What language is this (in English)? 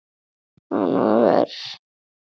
Icelandic